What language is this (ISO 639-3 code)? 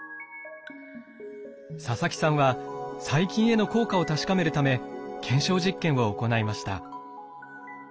jpn